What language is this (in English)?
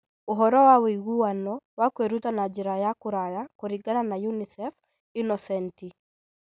Kikuyu